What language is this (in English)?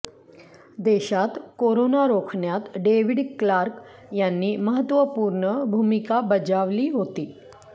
Marathi